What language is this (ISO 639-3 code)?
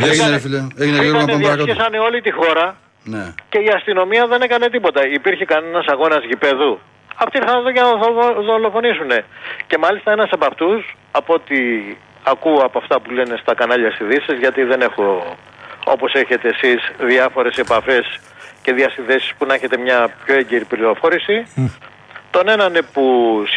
ell